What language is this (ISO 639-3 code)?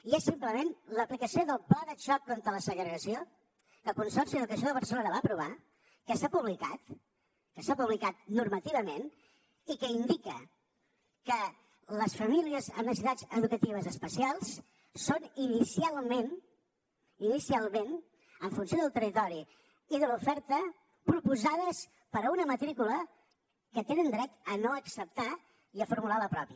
cat